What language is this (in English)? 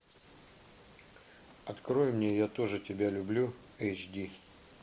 Russian